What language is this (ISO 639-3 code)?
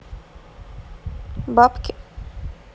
rus